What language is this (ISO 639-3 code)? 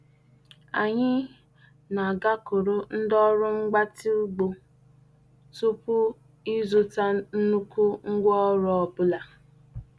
ibo